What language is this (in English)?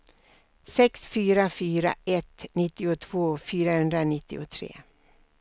Swedish